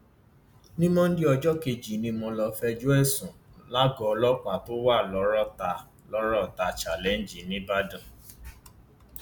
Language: Yoruba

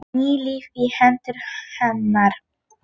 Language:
Icelandic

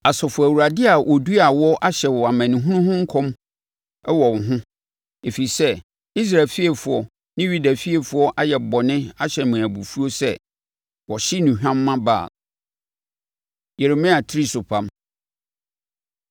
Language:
Akan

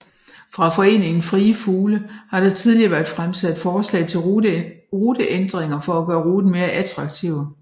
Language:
Danish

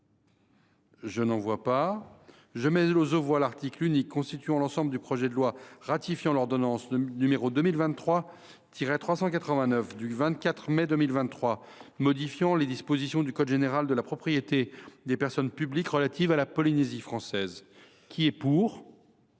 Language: French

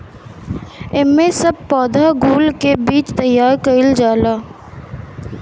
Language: Bhojpuri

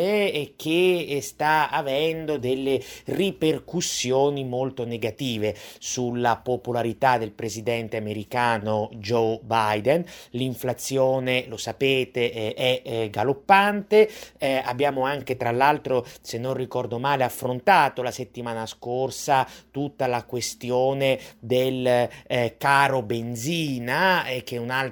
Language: Italian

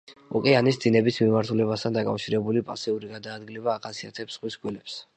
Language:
Georgian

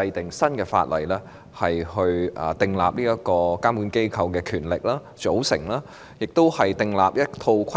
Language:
Cantonese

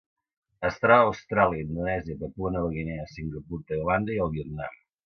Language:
Catalan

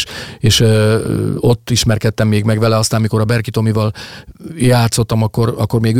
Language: Hungarian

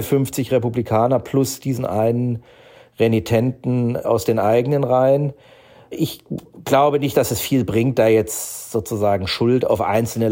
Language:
German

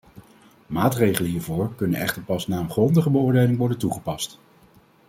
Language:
Dutch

